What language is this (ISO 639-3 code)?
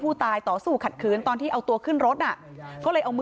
tha